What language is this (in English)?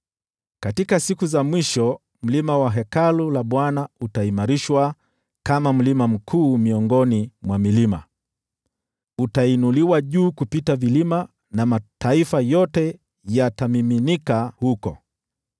Swahili